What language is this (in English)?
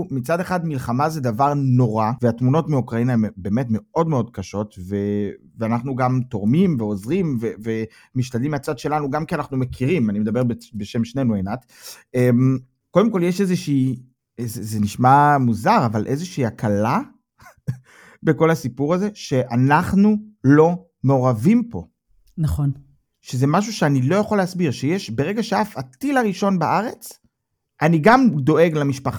Hebrew